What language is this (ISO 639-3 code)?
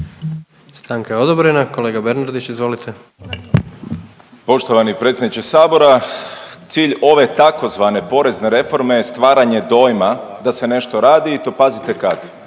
hrv